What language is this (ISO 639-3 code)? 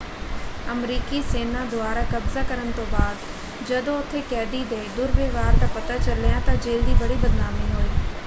pan